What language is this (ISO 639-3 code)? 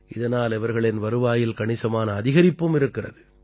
tam